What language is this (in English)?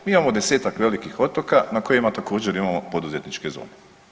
Croatian